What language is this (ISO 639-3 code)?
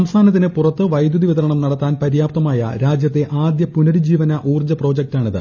mal